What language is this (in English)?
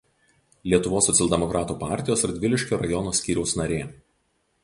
Lithuanian